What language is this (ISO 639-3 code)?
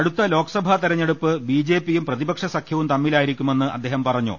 mal